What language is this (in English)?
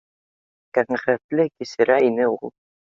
Bashkir